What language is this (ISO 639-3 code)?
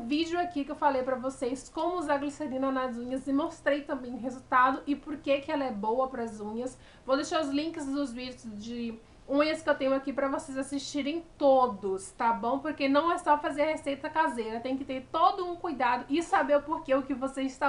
por